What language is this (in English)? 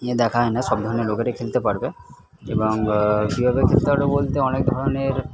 Bangla